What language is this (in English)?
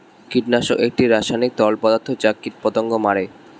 Bangla